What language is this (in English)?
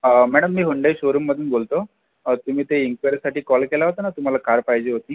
Marathi